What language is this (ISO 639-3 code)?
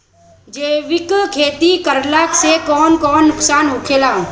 bho